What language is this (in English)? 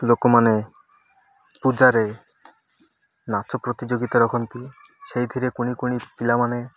Odia